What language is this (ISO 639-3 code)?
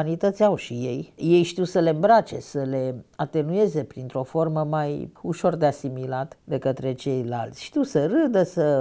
ron